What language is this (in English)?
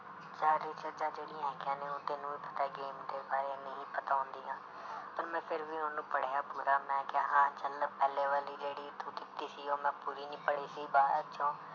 Punjabi